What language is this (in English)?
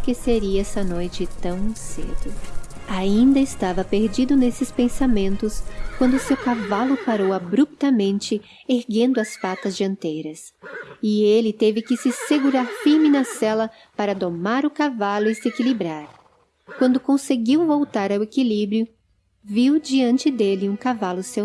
Portuguese